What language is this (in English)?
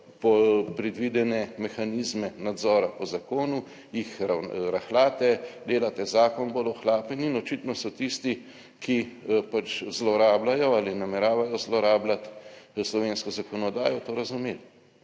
Slovenian